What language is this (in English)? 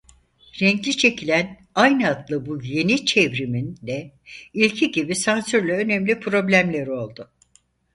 Turkish